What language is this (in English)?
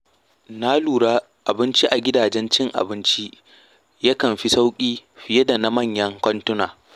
Hausa